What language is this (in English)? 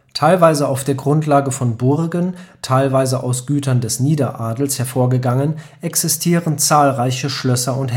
German